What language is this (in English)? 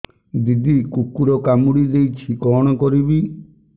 Odia